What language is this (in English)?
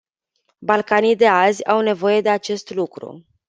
Romanian